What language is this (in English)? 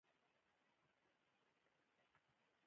Pashto